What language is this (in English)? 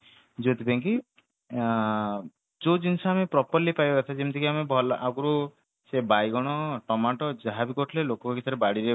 Odia